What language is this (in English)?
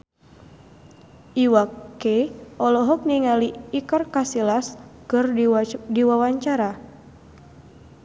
Sundanese